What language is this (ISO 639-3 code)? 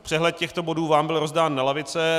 ces